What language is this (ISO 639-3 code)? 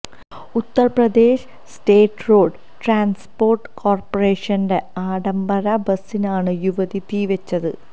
mal